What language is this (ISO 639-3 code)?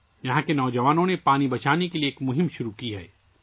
urd